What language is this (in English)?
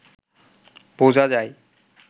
Bangla